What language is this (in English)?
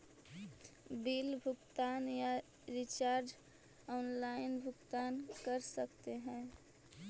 Magahi